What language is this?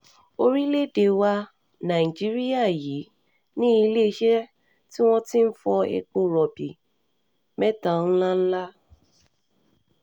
Yoruba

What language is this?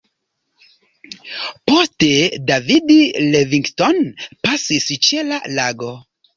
Esperanto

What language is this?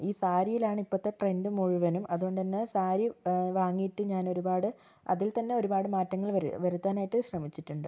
Malayalam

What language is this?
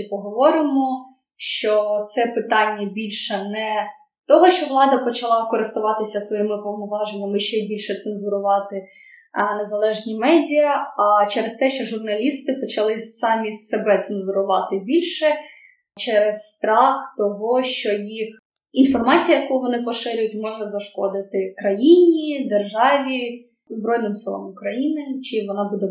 Ukrainian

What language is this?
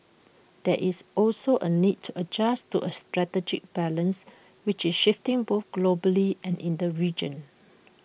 English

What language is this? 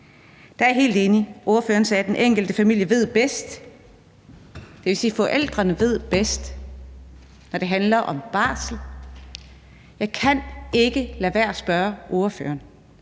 Danish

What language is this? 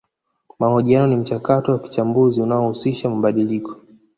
Swahili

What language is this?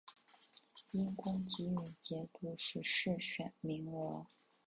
Chinese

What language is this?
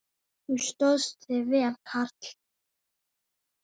Icelandic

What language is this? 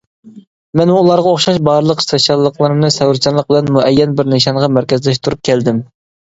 Uyghur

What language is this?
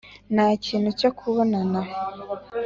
Kinyarwanda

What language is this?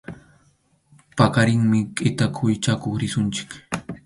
Arequipa-La Unión Quechua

